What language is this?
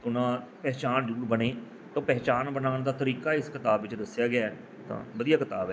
Punjabi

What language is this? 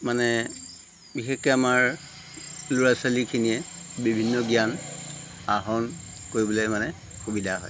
Assamese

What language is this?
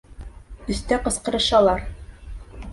Bashkir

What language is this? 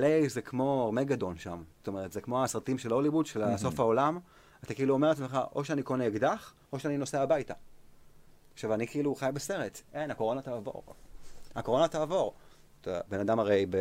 Hebrew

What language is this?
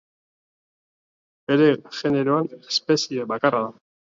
Basque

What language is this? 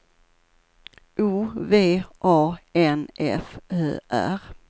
Swedish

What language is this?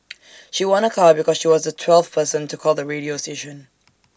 English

